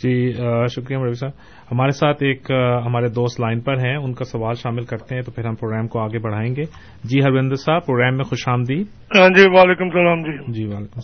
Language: Urdu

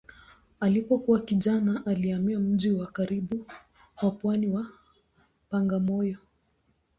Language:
Swahili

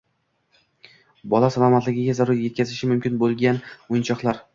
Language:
Uzbek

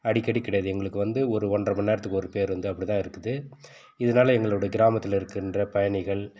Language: Tamil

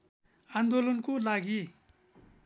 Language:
Nepali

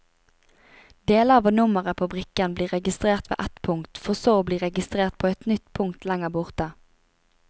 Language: Norwegian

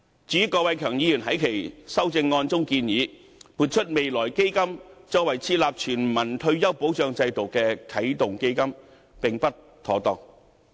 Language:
Cantonese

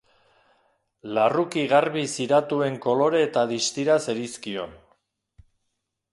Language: Basque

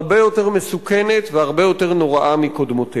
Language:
Hebrew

